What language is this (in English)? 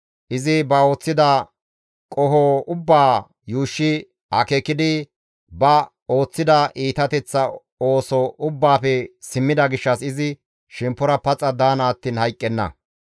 Gamo